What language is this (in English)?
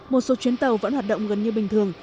Vietnamese